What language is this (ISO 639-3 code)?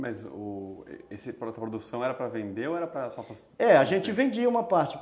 por